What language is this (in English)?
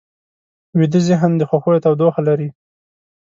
Pashto